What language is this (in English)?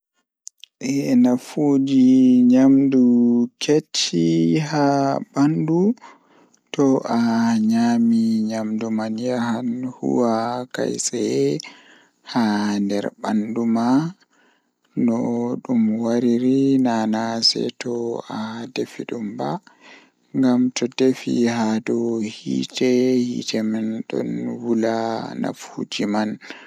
Fula